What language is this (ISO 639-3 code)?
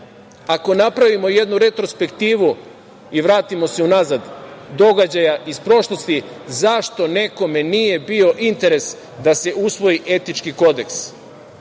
srp